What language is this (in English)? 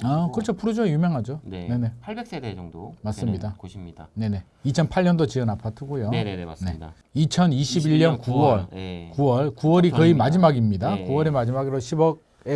Korean